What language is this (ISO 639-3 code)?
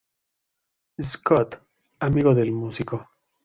spa